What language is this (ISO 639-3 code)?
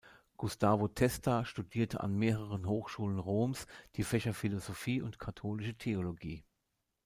deu